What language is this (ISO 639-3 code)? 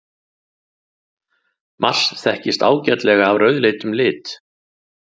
isl